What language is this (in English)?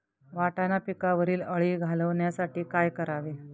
Marathi